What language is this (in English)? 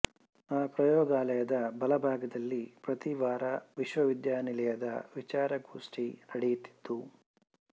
Kannada